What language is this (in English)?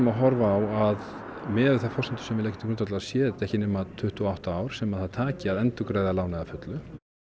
Icelandic